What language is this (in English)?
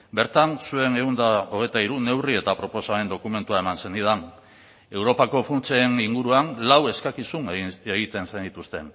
Basque